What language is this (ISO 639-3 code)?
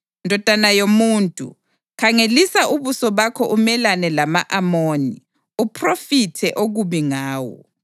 nde